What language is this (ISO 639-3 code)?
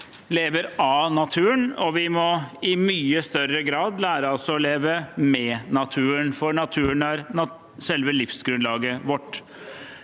nor